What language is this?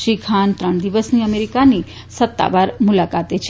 Gujarati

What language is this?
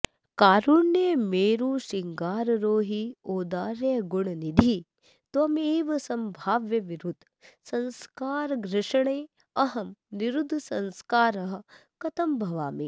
Sanskrit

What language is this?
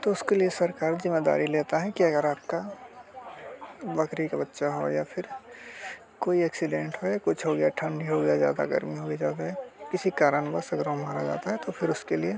Hindi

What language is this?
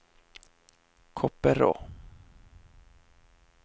Norwegian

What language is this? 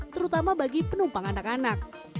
Indonesian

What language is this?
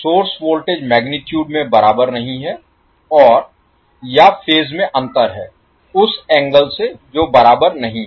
Hindi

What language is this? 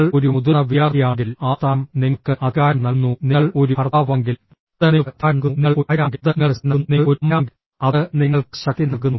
Malayalam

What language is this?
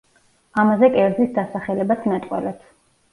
Georgian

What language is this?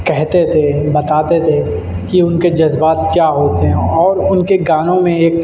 Urdu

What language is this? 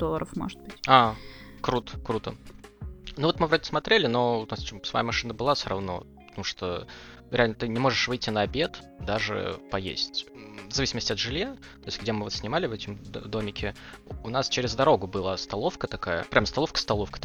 Russian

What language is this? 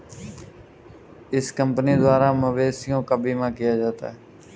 Hindi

